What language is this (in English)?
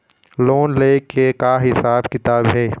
Chhattisgarhi